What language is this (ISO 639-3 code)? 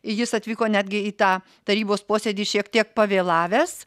lit